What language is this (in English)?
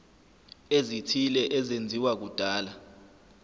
Zulu